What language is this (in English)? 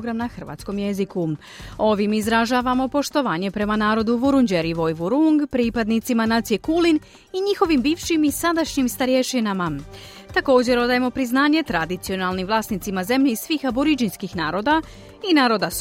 Croatian